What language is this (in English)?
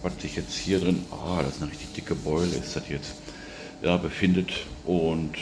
German